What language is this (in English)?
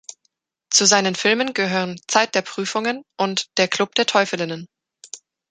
German